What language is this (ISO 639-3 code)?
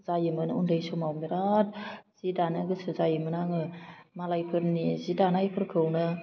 brx